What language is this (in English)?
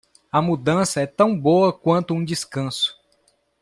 Portuguese